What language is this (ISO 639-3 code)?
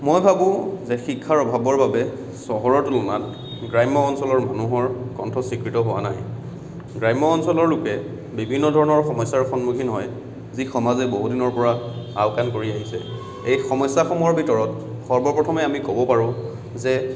asm